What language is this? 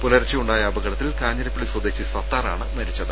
Malayalam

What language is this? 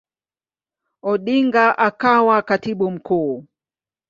Swahili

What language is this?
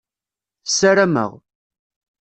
Kabyle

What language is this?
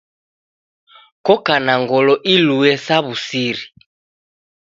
Taita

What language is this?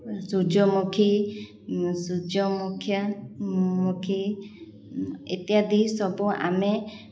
Odia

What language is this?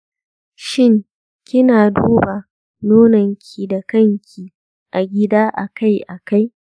Hausa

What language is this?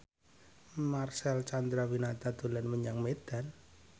Javanese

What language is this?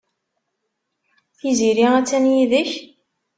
Kabyle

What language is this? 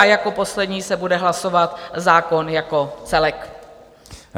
Czech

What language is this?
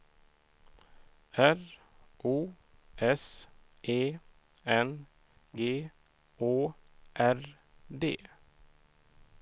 Swedish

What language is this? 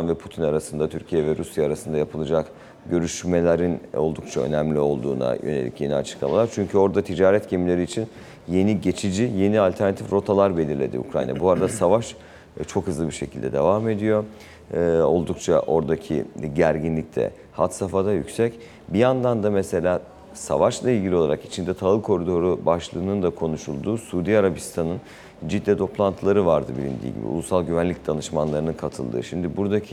Turkish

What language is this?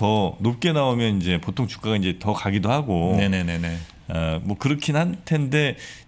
Korean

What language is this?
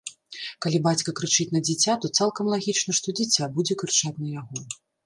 Belarusian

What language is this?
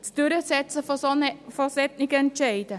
Swiss German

